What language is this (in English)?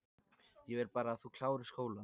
Icelandic